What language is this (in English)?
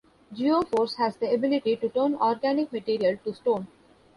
English